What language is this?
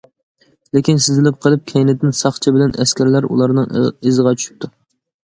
Uyghur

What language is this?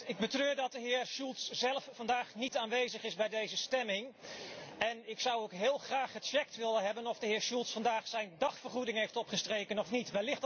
Dutch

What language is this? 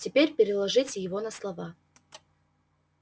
Russian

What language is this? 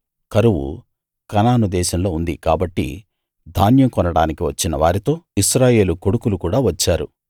Telugu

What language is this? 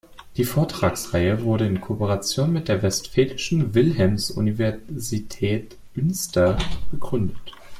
German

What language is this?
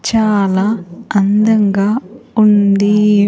Telugu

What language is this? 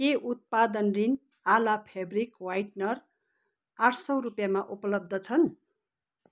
Nepali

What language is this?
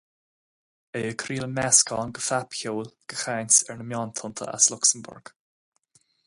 Irish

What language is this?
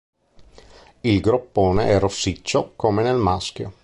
Italian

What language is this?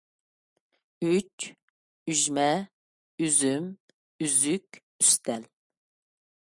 Uyghur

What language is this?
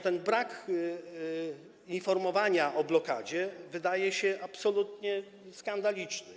Polish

